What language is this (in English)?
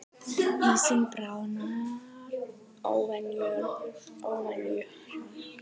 Icelandic